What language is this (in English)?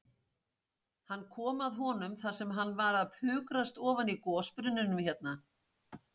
Icelandic